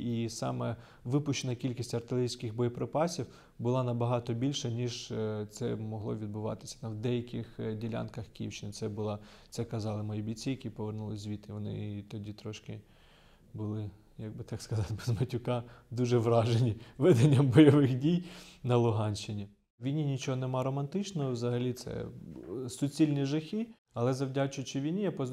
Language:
Ukrainian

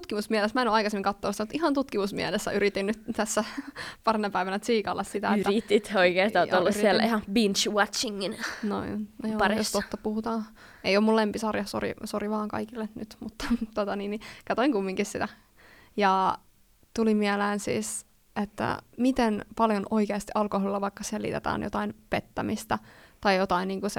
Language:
Finnish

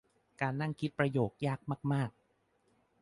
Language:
Thai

